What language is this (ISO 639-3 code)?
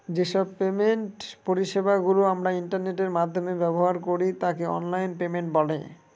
ben